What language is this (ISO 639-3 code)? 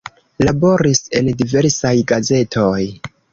epo